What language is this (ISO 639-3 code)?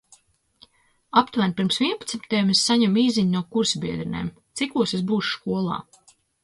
lav